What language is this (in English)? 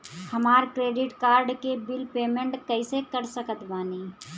Bhojpuri